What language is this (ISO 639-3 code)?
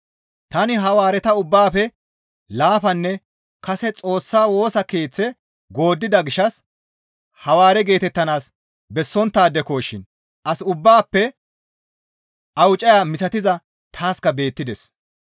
gmv